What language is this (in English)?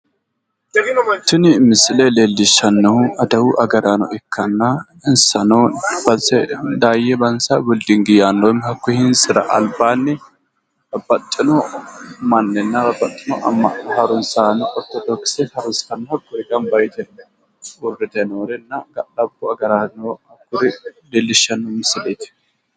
Sidamo